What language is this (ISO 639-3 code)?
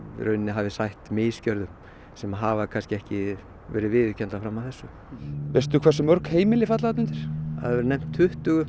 isl